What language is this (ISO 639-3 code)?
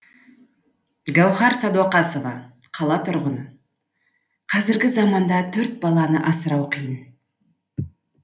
kaz